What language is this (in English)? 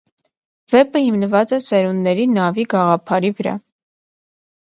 Armenian